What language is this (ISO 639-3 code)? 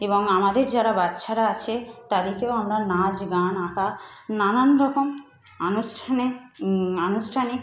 ben